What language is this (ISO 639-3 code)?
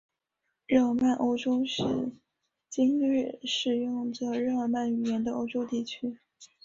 zho